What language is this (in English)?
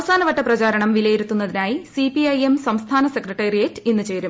Malayalam